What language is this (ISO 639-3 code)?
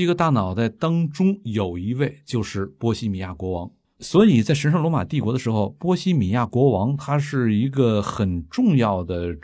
zho